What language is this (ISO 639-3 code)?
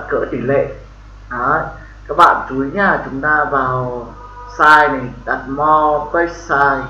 vie